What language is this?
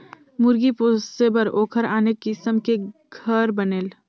Chhattisgarhi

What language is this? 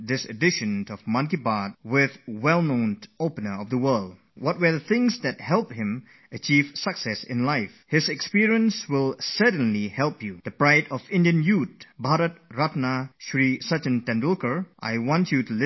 English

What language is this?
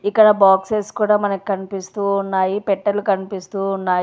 Telugu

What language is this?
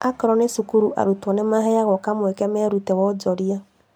Kikuyu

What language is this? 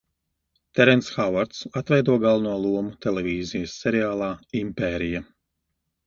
Latvian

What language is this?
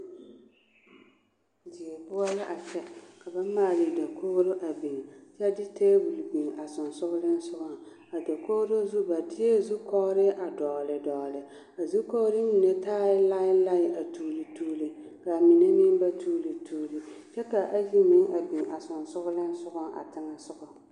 Southern Dagaare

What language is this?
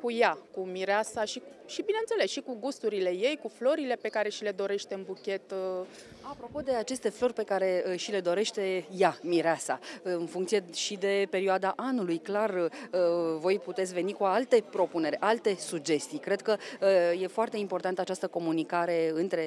Romanian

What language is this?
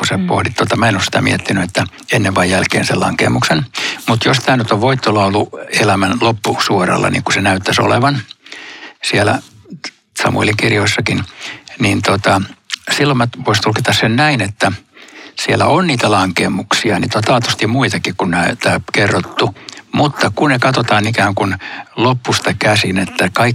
Finnish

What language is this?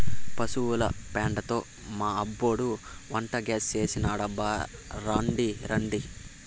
Telugu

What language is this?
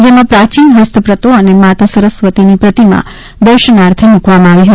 Gujarati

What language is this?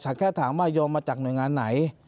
Thai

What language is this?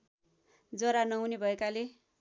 Nepali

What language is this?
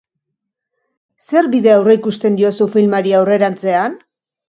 Basque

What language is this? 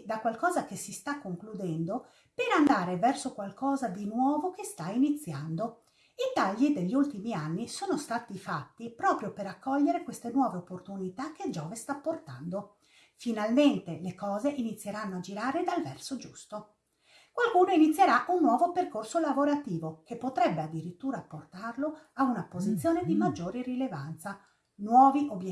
Italian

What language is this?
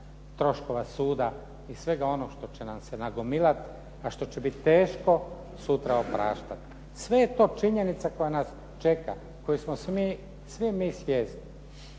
Croatian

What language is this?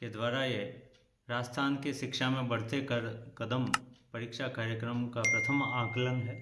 Hindi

